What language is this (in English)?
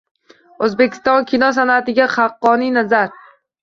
Uzbek